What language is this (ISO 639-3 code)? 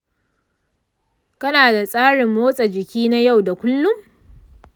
hau